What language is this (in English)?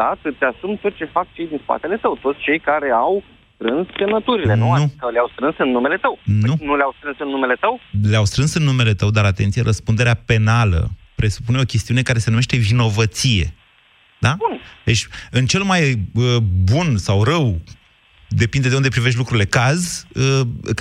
Romanian